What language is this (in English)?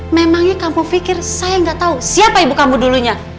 Indonesian